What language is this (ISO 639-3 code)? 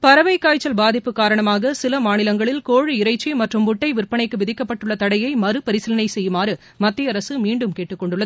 tam